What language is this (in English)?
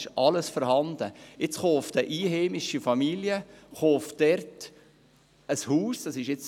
Swiss German